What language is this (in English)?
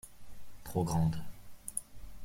French